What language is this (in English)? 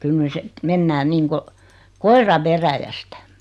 Finnish